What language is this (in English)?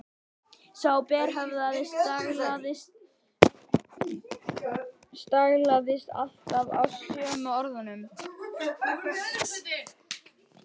Icelandic